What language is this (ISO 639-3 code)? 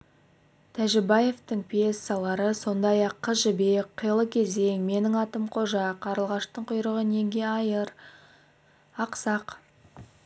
kaz